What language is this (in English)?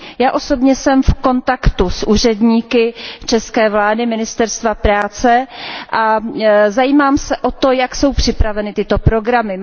Czech